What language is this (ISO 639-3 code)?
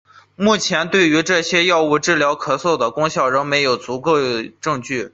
zho